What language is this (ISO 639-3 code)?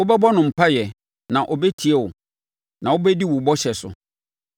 aka